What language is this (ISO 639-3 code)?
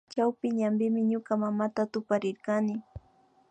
qvi